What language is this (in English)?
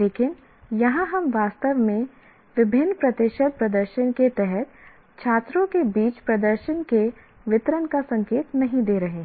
Hindi